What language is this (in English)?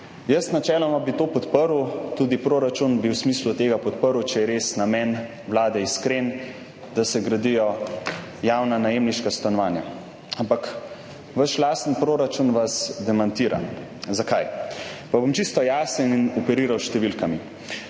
Slovenian